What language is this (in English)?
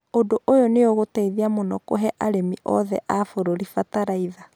Kikuyu